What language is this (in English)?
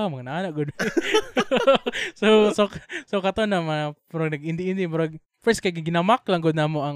Filipino